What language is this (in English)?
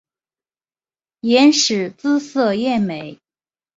Chinese